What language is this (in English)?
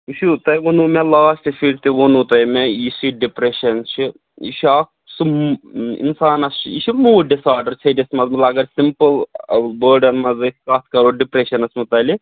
Kashmiri